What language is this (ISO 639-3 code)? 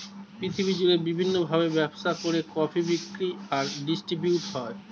ben